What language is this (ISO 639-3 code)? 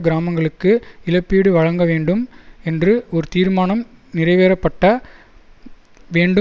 tam